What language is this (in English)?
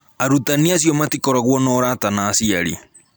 Kikuyu